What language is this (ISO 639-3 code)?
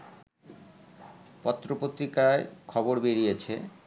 ben